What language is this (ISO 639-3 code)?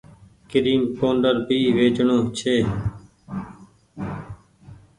gig